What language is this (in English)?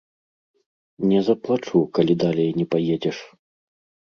Belarusian